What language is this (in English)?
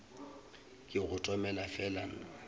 Northern Sotho